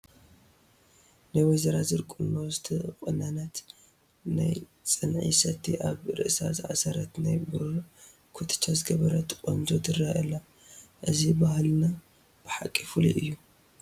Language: Tigrinya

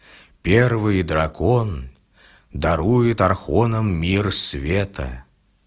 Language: Russian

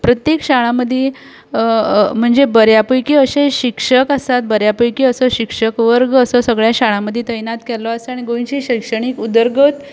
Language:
Konkani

